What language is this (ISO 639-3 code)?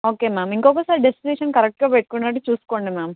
tel